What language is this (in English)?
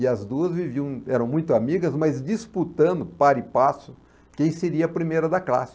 Portuguese